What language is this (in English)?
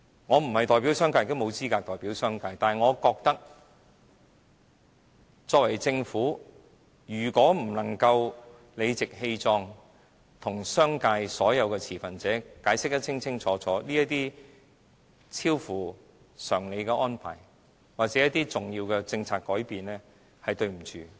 Cantonese